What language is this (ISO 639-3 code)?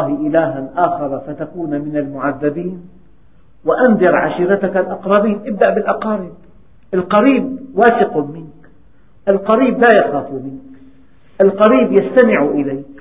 ara